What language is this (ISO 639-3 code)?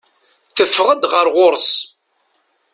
kab